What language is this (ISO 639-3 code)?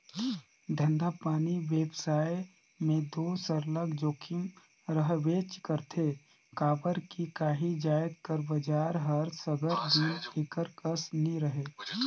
hne